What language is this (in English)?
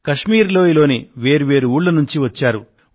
Telugu